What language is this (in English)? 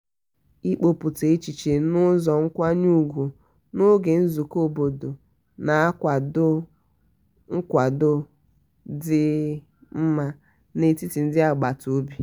Igbo